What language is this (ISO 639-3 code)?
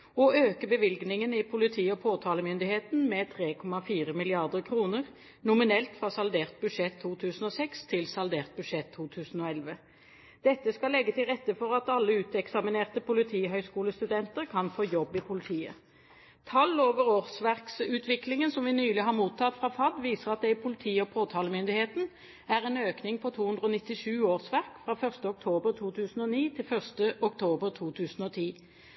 nob